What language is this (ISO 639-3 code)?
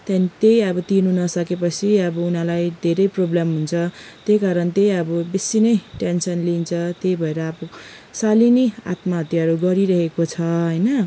nep